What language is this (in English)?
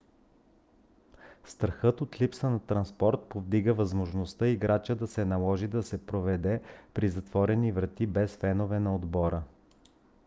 Bulgarian